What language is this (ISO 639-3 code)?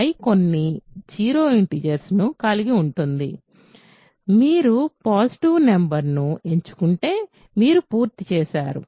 tel